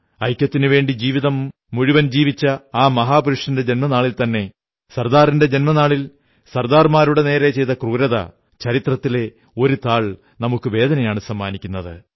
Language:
Malayalam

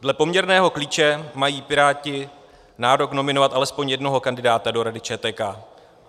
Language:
Czech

